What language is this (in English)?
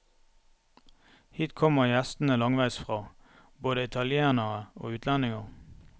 Norwegian